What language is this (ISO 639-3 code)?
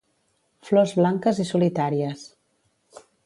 cat